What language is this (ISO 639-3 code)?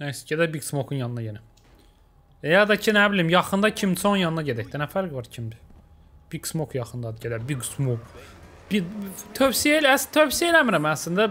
tur